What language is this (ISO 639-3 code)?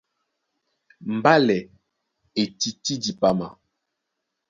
dua